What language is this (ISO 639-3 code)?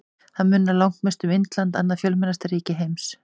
isl